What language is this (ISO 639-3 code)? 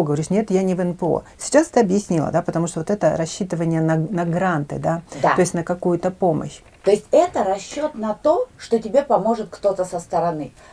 rus